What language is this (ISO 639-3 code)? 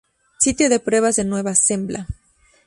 spa